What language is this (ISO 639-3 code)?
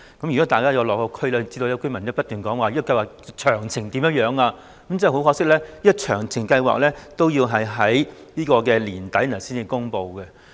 yue